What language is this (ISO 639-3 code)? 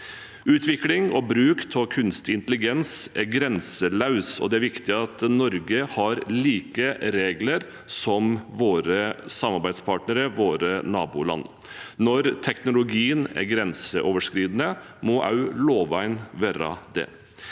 nor